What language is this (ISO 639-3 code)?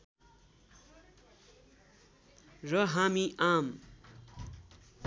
nep